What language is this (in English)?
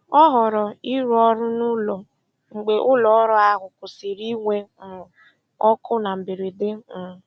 Igbo